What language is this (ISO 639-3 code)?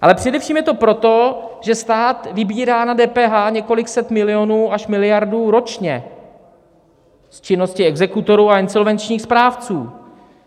ces